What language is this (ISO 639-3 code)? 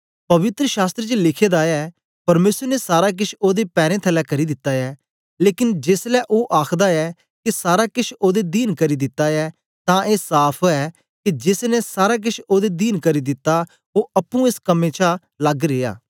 doi